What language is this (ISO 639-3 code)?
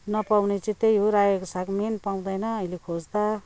nep